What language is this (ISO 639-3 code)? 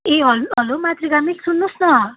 nep